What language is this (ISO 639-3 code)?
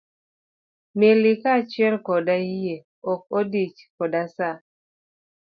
luo